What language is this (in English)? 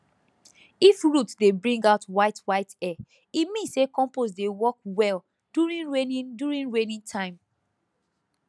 Nigerian Pidgin